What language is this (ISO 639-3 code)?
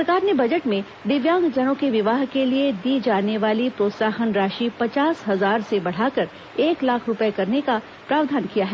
hin